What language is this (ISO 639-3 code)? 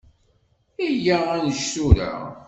kab